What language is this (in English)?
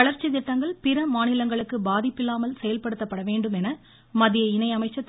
Tamil